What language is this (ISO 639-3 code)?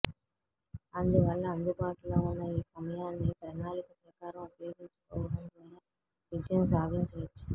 tel